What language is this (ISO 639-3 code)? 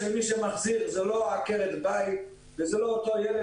heb